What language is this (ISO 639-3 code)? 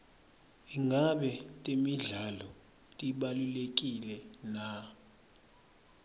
ssw